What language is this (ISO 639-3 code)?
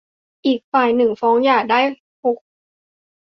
tha